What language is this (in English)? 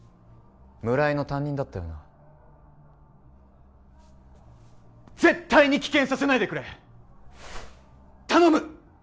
Japanese